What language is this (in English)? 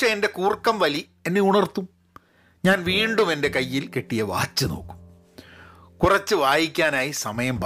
Malayalam